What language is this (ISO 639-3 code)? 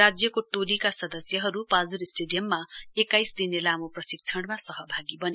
nep